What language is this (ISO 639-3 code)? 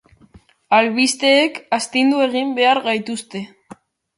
eus